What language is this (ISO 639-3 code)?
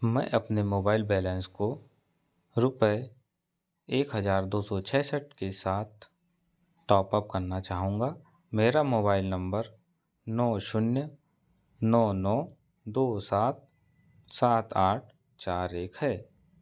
hin